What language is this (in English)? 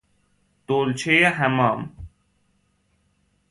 Persian